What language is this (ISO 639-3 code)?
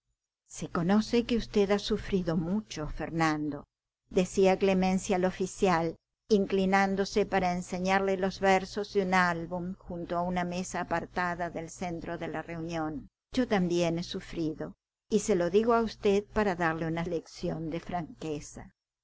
spa